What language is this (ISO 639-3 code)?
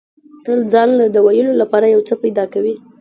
pus